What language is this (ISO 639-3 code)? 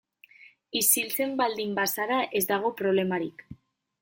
eus